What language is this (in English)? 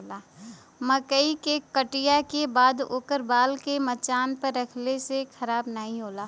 Bhojpuri